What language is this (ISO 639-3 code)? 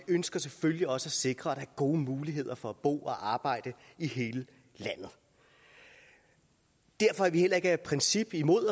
dan